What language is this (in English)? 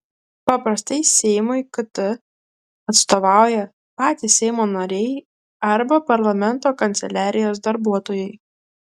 Lithuanian